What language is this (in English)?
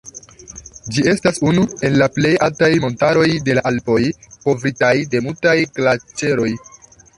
Esperanto